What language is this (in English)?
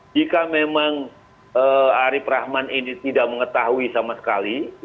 Indonesian